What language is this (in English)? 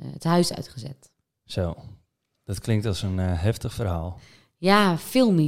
Dutch